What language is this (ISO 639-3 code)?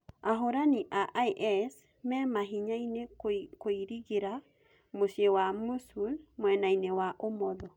kik